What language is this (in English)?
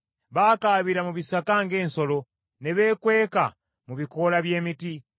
Ganda